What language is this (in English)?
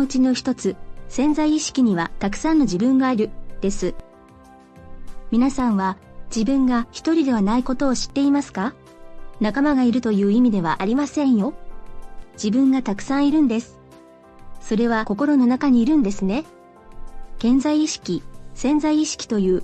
Japanese